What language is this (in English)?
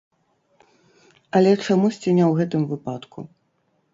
Belarusian